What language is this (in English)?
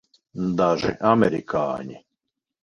Latvian